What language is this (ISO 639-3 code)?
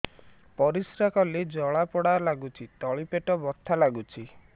ori